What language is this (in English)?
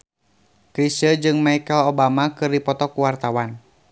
Sundanese